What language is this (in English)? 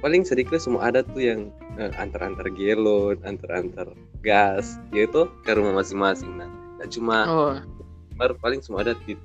Indonesian